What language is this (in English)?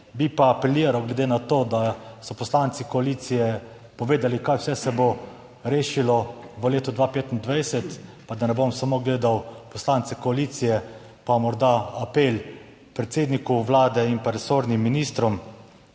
Slovenian